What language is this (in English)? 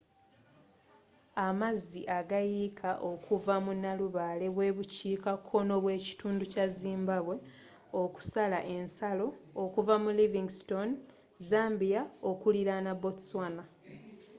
Ganda